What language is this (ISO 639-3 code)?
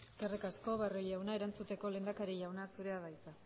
eus